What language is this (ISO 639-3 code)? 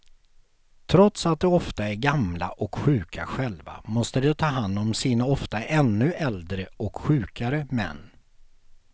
swe